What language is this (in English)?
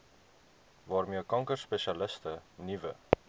Afrikaans